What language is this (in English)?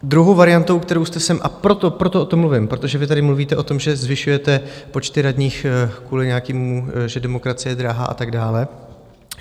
Czech